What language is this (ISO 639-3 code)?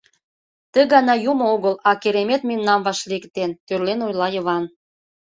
chm